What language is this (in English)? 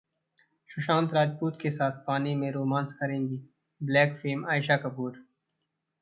Hindi